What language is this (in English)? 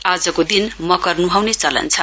Nepali